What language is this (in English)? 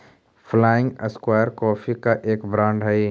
Magahi